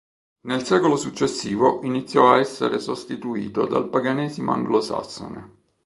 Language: Italian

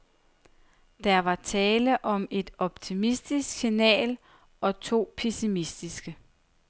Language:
Danish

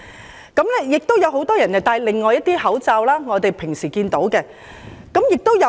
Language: Cantonese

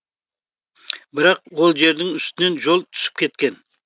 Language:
Kazakh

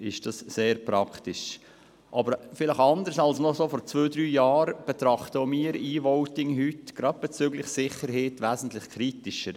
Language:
Swiss German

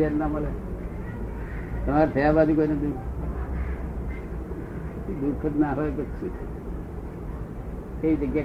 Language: Gujarati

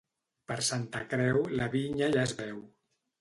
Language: Catalan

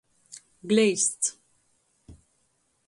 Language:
Latgalian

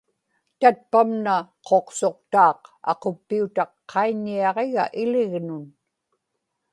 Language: Inupiaq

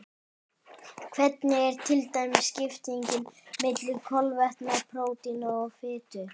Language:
Icelandic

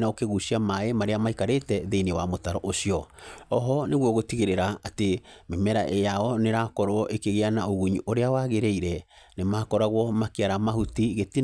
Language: Kikuyu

